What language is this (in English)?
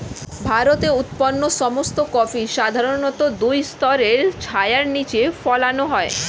Bangla